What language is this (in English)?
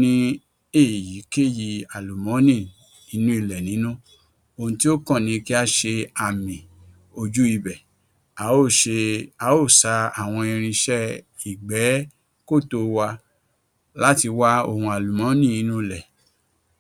Yoruba